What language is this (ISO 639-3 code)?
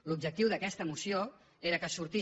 cat